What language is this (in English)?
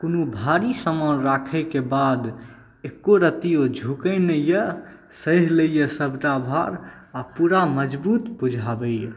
Maithili